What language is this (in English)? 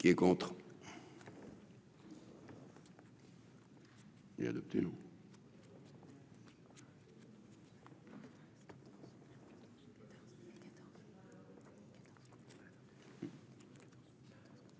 French